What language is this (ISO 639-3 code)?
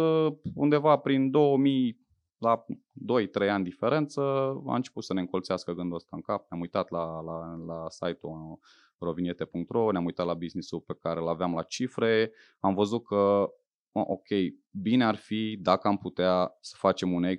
ron